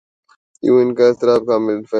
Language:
Urdu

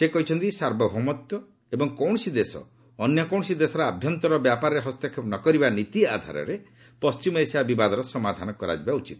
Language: Odia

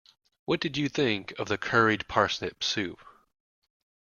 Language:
English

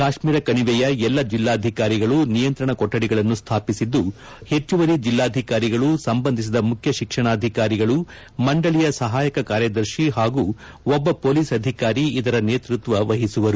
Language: Kannada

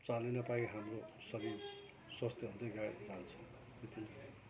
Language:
Nepali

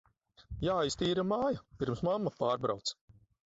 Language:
Latvian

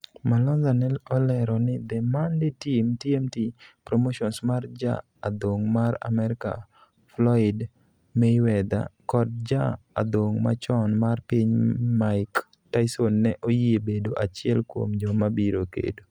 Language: Luo (Kenya and Tanzania)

